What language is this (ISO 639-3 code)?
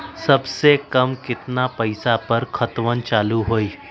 mag